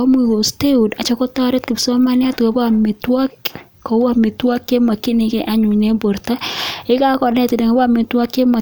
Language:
Kalenjin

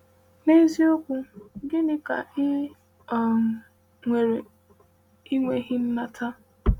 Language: Igbo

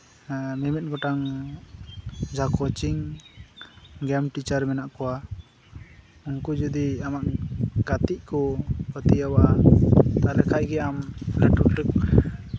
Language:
Santali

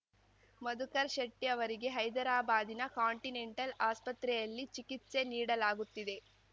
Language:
Kannada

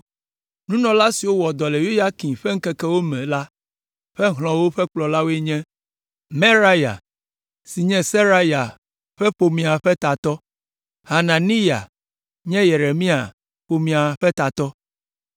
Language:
Ewe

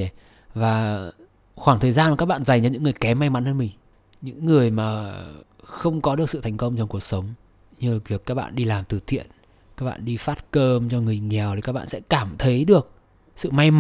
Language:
Vietnamese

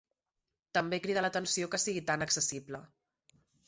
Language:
Catalan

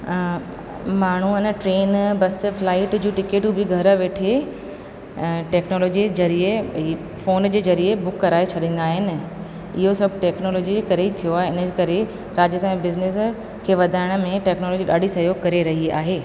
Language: Sindhi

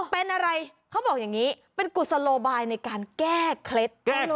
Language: Thai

